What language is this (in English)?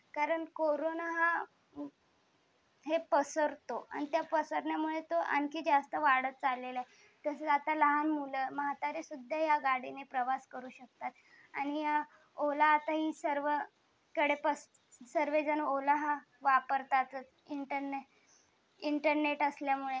Marathi